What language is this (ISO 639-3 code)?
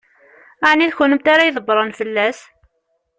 kab